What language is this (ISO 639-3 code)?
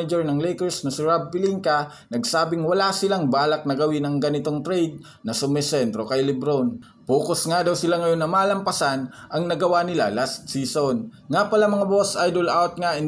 fil